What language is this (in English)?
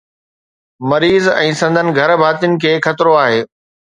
Sindhi